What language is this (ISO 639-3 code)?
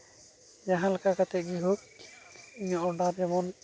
sat